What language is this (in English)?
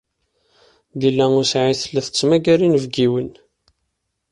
Kabyle